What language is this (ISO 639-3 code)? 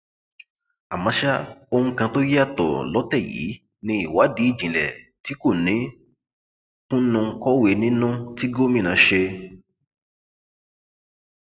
yor